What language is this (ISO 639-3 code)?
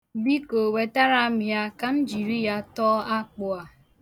ibo